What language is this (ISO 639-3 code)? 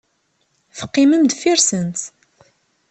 kab